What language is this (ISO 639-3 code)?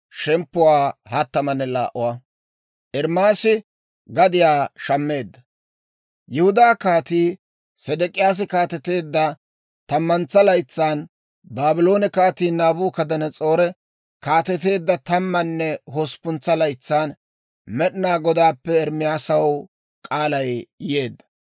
dwr